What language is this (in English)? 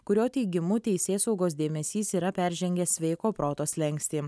Lithuanian